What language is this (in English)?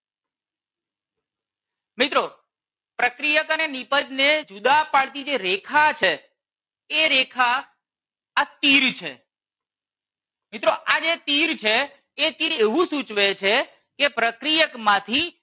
Gujarati